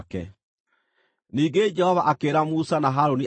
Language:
Kikuyu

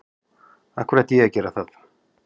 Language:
Icelandic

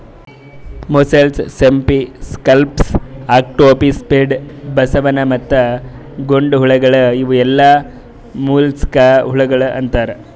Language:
Kannada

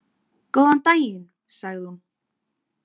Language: Icelandic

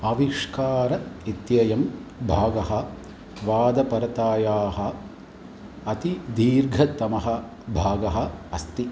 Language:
Sanskrit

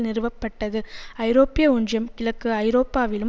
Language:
Tamil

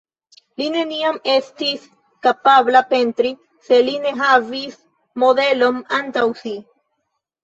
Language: Esperanto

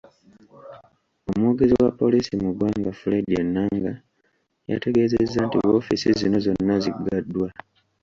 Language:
Ganda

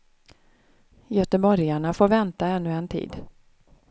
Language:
Swedish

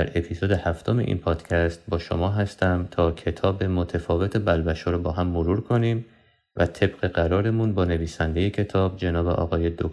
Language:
Persian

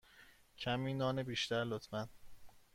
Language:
Persian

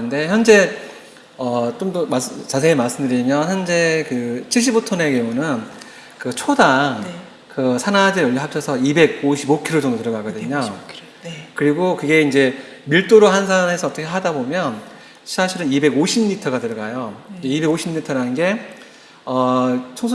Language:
Korean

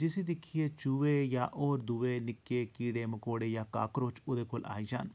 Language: Dogri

